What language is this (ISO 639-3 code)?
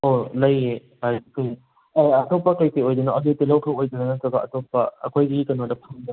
mni